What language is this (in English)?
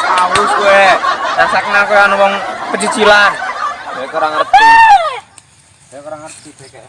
Indonesian